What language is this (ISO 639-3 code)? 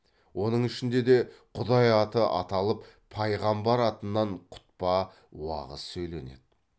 kaz